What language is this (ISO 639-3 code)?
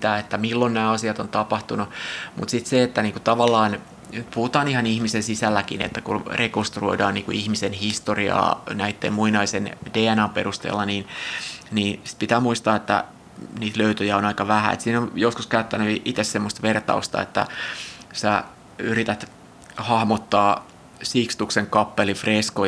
fin